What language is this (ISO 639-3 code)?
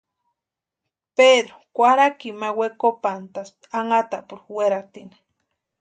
pua